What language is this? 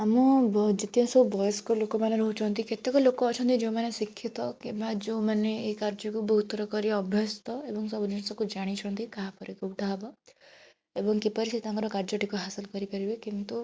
Odia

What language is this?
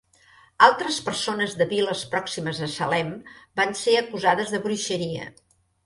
Catalan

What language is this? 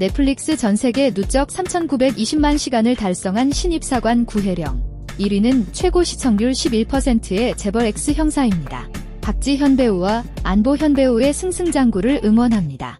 Korean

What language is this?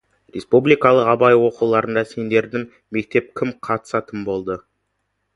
Kazakh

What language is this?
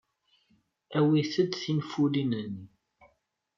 Kabyle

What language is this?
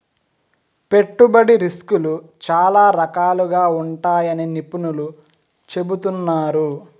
Telugu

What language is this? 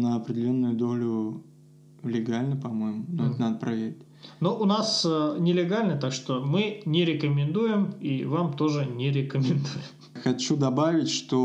Russian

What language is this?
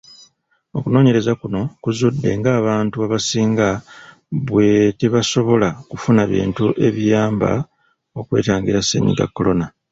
Ganda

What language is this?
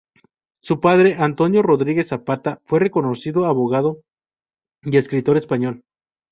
Spanish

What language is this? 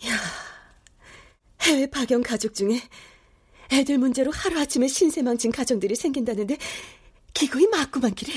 Korean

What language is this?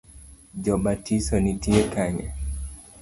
Luo (Kenya and Tanzania)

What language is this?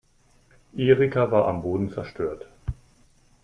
German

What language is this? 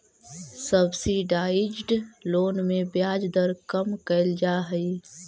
Magahi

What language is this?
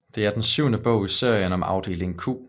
Danish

